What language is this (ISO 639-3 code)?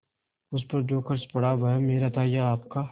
hin